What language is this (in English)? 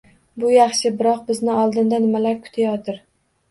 Uzbek